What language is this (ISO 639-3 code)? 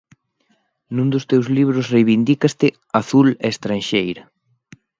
glg